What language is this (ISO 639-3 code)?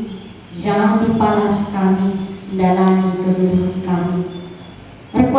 ind